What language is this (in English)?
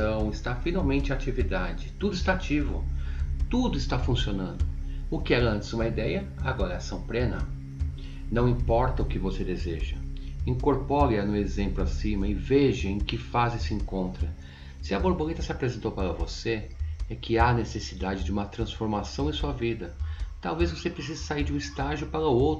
Portuguese